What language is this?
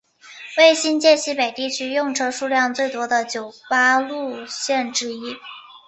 Chinese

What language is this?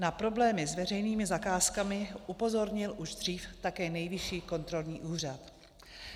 Czech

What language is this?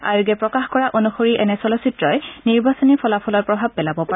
Assamese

